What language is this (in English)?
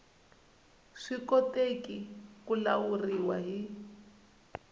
Tsonga